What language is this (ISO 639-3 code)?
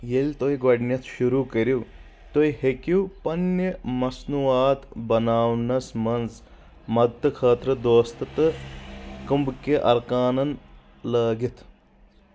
kas